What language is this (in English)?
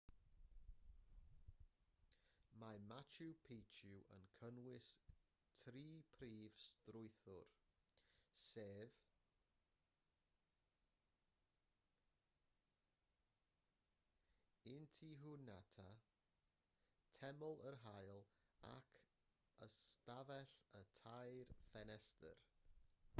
Welsh